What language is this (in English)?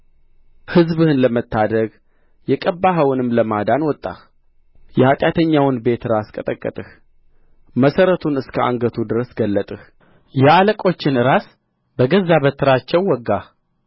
Amharic